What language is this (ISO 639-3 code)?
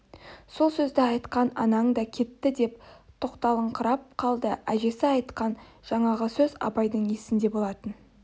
kaz